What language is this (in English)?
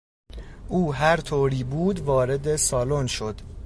Persian